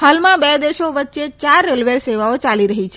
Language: Gujarati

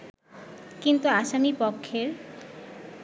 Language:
Bangla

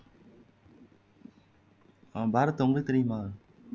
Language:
Tamil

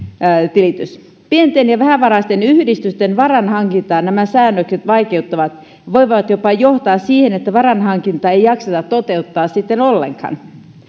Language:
Finnish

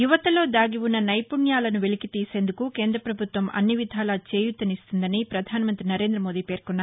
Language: Telugu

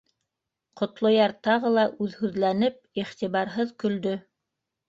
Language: Bashkir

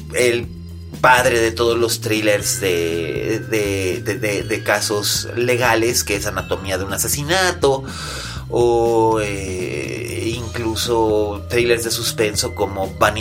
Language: Spanish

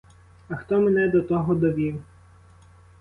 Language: Ukrainian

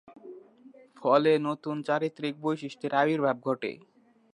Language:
Bangla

